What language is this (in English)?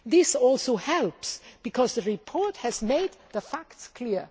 English